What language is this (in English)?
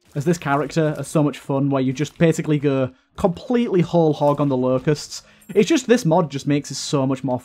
English